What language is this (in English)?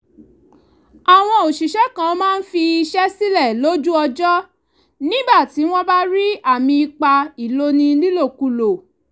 Yoruba